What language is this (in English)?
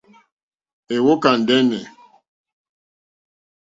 Mokpwe